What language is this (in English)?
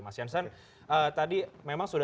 Indonesian